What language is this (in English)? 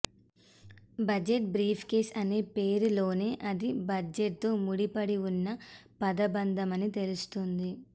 Telugu